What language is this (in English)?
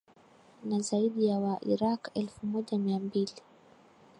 Swahili